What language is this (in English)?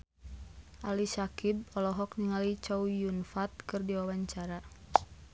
Sundanese